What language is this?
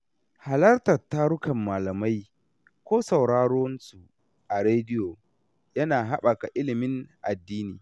Hausa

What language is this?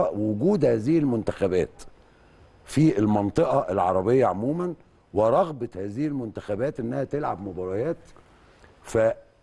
Arabic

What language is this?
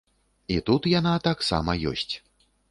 Belarusian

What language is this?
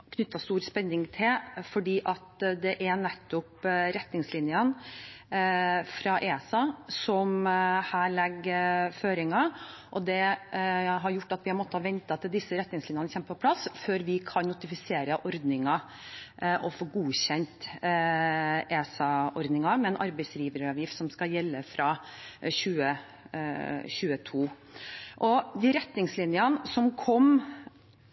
Norwegian Bokmål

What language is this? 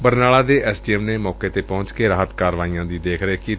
Punjabi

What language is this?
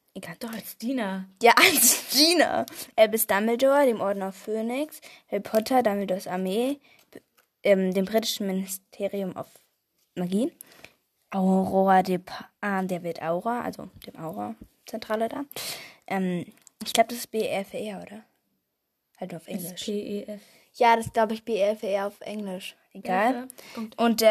German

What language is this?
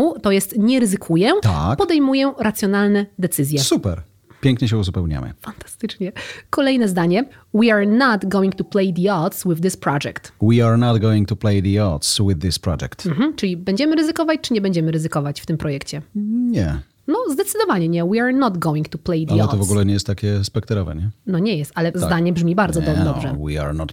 Polish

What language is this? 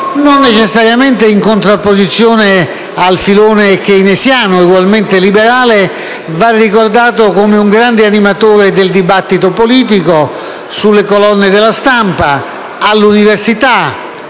Italian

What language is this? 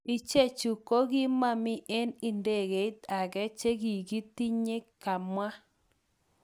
Kalenjin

